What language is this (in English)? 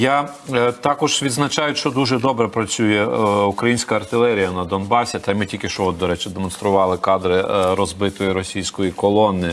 Ukrainian